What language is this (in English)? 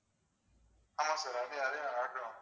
Tamil